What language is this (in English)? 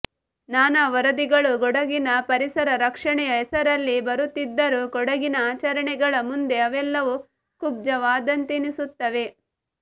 Kannada